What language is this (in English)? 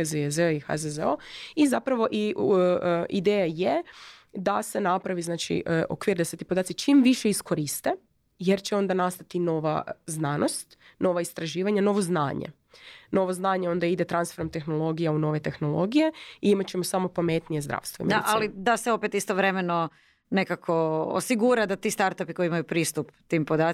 Croatian